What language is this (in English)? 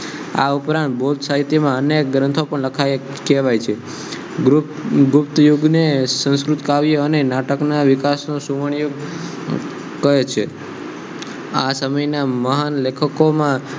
Gujarati